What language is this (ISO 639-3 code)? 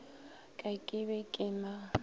nso